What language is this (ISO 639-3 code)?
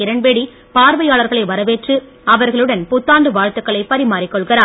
tam